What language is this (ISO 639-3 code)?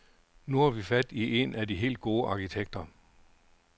dan